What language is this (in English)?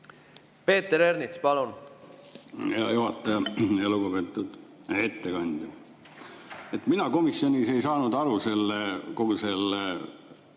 Estonian